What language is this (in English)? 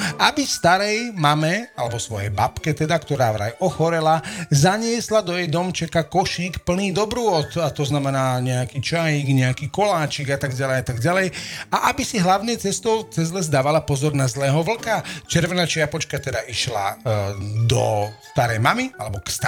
Slovak